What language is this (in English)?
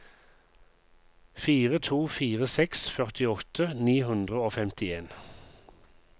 Norwegian